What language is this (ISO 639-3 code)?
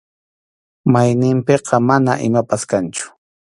qxu